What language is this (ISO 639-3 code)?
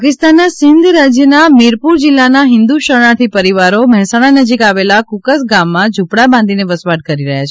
guj